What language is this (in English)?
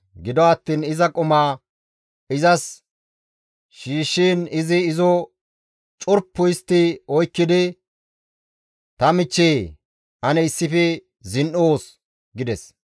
Gamo